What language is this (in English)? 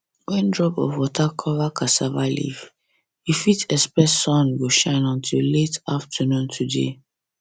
Nigerian Pidgin